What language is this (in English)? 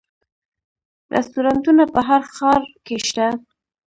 Pashto